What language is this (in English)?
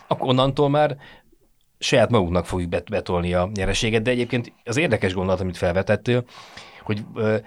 Hungarian